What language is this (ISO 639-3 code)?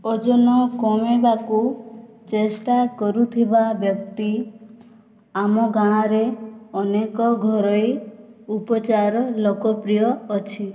ori